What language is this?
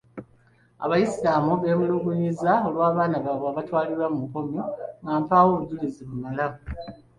Ganda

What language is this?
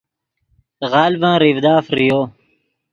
Yidgha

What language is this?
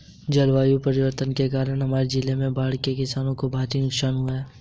Hindi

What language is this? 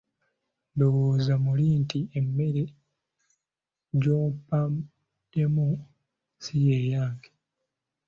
Ganda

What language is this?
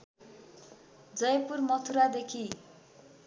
Nepali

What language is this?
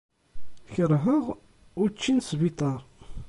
Kabyle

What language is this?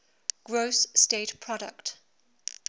English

